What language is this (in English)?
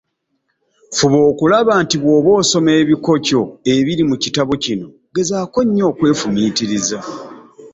Ganda